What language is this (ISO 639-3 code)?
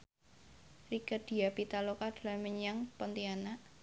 jav